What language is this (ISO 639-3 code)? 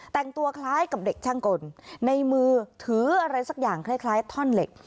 tha